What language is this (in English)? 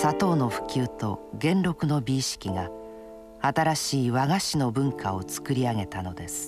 Japanese